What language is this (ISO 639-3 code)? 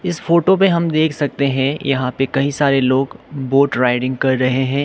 hin